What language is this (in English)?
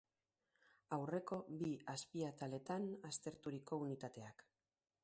Basque